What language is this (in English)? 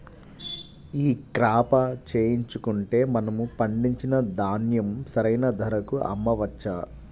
Telugu